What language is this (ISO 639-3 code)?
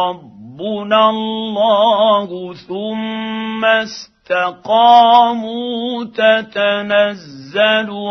ara